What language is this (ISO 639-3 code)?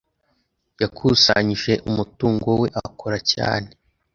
kin